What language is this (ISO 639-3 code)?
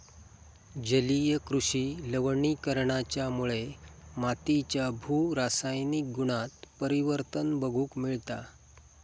mar